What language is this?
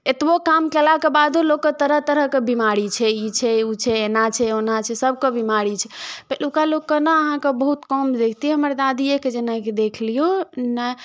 Maithili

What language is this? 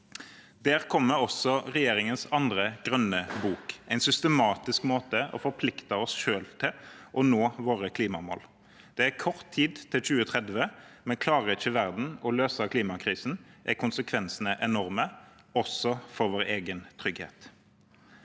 Norwegian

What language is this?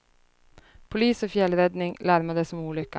Swedish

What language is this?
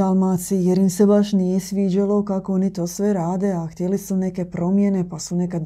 Croatian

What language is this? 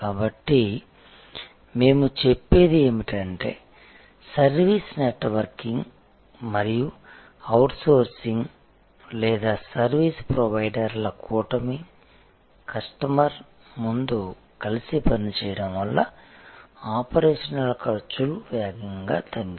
Telugu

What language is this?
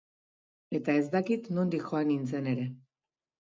Basque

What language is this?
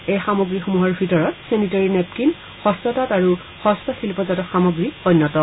Assamese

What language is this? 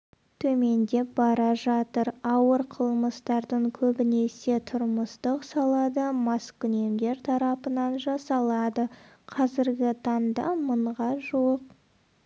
Kazakh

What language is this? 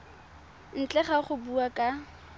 Tswana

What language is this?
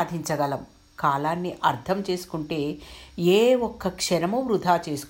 Telugu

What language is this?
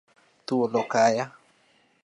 Luo (Kenya and Tanzania)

